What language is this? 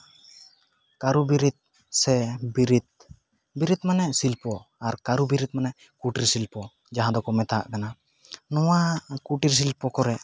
Santali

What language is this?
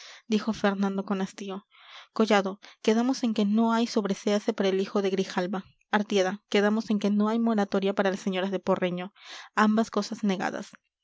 Spanish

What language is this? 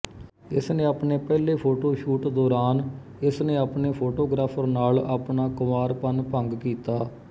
Punjabi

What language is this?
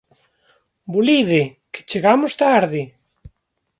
Galician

